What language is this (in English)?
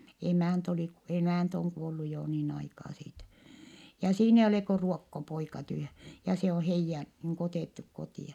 Finnish